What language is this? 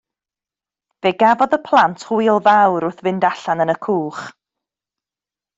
Welsh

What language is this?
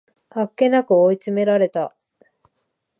Japanese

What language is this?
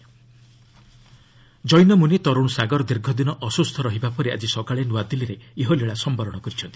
Odia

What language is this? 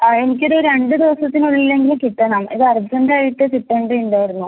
Malayalam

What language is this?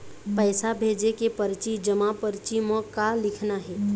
Chhattisgarhi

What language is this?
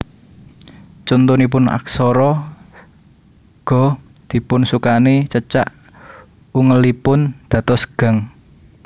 Javanese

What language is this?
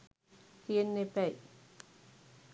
Sinhala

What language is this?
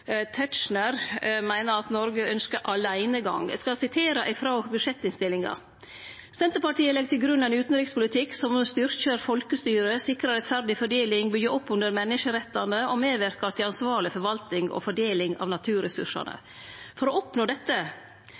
Norwegian Nynorsk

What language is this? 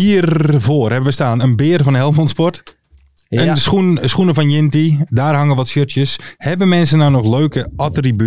Dutch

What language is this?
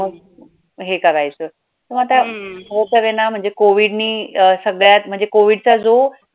Marathi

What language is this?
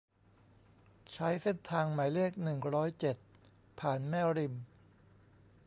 Thai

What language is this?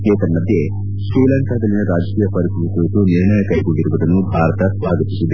Kannada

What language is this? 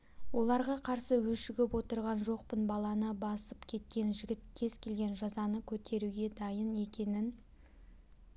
Kazakh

